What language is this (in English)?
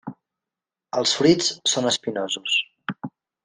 Catalan